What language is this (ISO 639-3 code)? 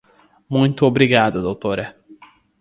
por